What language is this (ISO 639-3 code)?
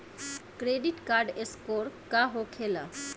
bho